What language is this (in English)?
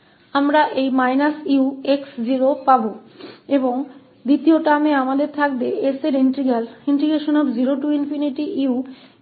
Hindi